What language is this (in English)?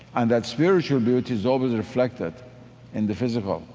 English